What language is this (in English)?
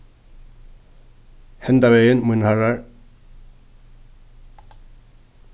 Faroese